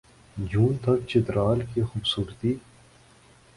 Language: Urdu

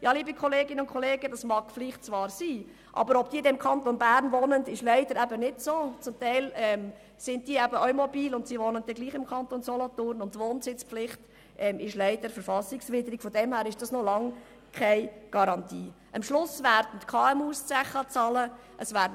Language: Swiss German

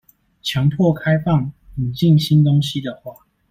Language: Chinese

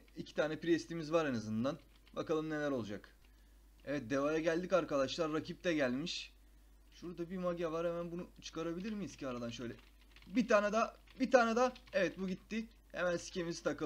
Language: Turkish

